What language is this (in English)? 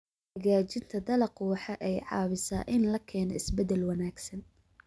Somali